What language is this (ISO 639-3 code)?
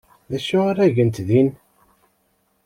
kab